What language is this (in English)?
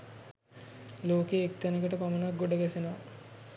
Sinhala